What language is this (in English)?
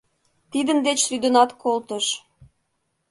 Mari